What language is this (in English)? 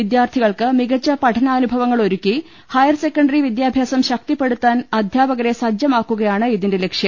Malayalam